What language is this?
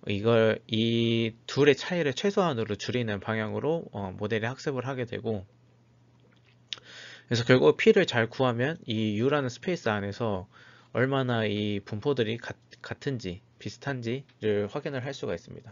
Korean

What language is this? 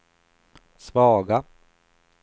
Swedish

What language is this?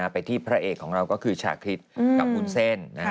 Thai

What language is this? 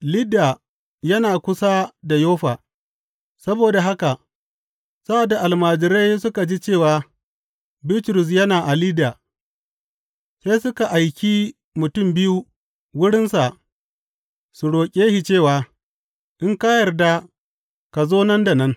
Hausa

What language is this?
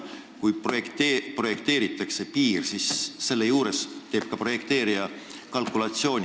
Estonian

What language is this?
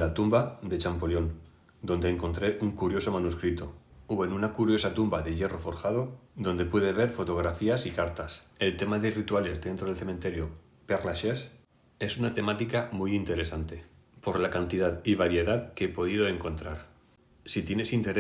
Spanish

